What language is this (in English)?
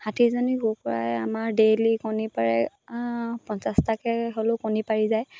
Assamese